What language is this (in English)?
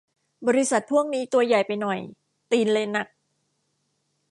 Thai